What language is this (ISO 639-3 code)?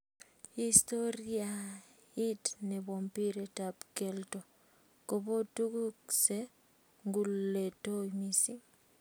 kln